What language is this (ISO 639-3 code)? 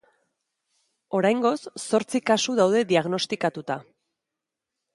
eus